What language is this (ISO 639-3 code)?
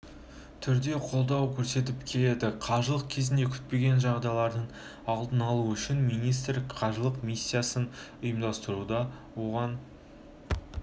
kaz